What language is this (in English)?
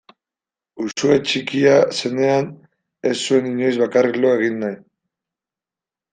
Basque